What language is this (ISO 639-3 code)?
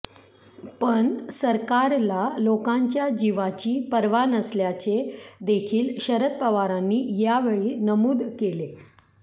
mar